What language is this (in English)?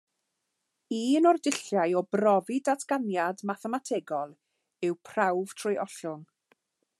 Welsh